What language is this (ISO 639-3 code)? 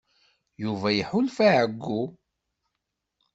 kab